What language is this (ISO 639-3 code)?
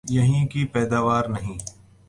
urd